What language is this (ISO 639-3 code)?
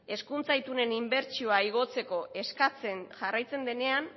eus